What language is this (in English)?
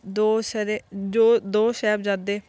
Punjabi